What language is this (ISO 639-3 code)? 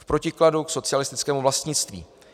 ces